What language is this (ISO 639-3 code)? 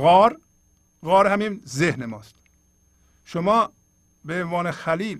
fas